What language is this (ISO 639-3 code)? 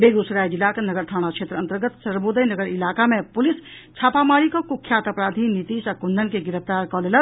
mai